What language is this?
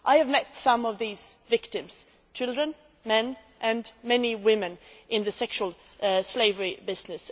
English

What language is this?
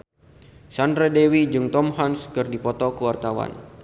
Sundanese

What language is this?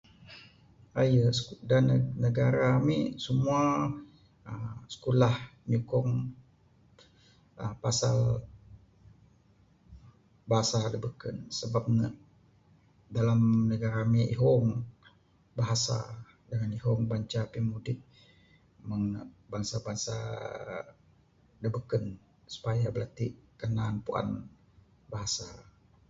Bukar-Sadung Bidayuh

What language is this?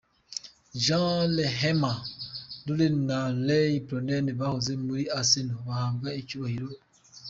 Kinyarwanda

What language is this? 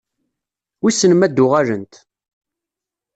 Kabyle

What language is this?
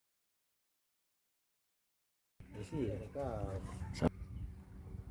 Indonesian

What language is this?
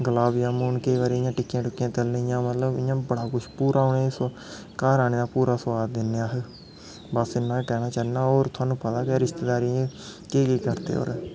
Dogri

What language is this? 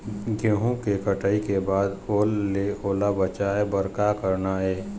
Chhattisgarhi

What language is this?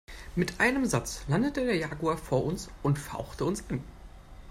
German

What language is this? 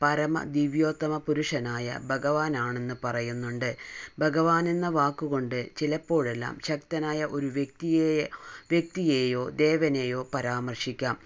Malayalam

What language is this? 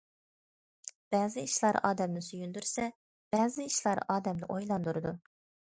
Uyghur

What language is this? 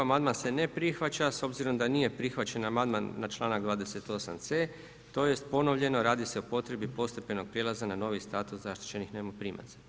Croatian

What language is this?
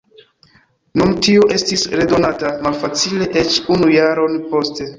Esperanto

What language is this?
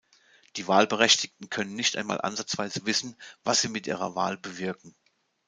German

